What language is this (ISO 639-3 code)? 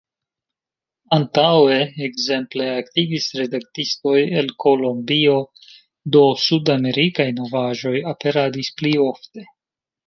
epo